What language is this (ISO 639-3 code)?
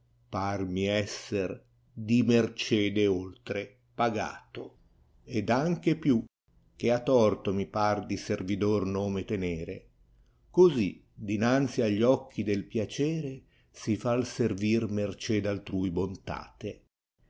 ita